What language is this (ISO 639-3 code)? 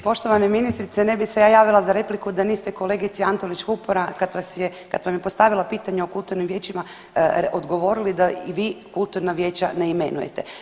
hrv